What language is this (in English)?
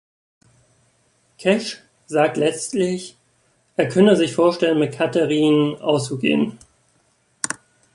German